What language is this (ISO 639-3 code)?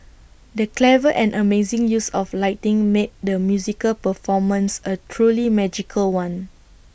eng